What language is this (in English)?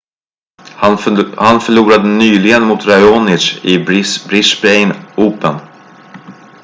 Swedish